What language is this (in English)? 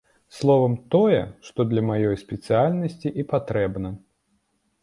Belarusian